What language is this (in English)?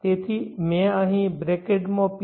Gujarati